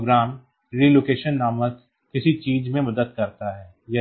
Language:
Hindi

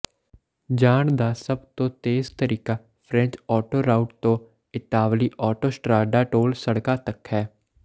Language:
Punjabi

